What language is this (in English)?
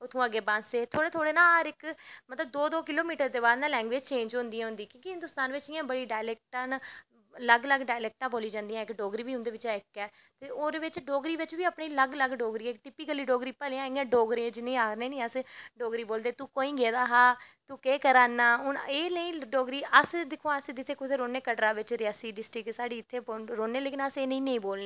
Dogri